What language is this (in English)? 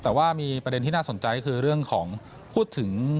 Thai